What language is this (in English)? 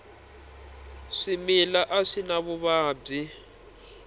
Tsonga